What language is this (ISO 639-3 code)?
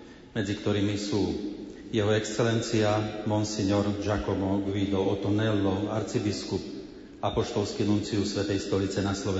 slk